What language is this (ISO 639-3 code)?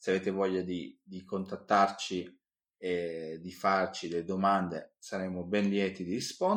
ita